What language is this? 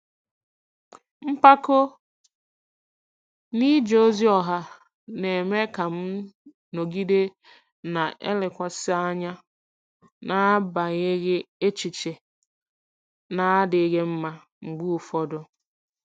Igbo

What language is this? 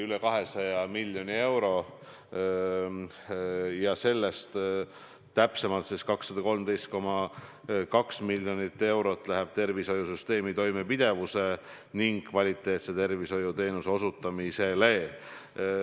Estonian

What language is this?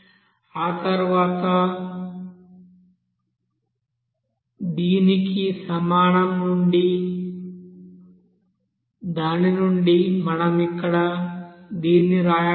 Telugu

